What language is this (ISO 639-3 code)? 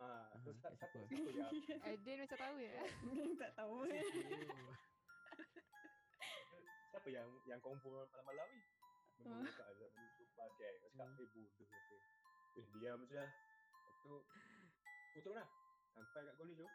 msa